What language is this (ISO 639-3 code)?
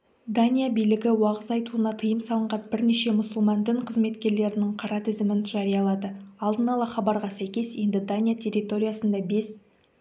kaz